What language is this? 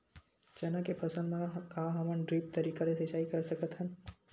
Chhattisgarhi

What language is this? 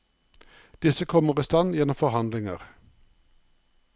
Norwegian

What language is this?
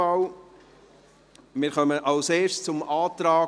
Swiss German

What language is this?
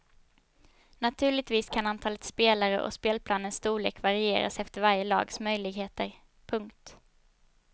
Swedish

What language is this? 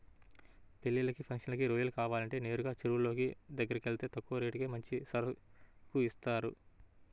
Telugu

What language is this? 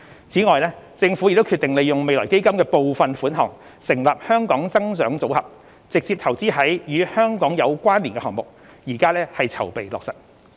Cantonese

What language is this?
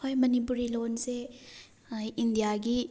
Manipuri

